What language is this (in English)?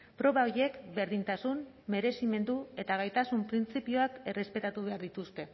Basque